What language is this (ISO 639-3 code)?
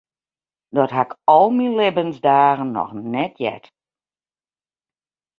fry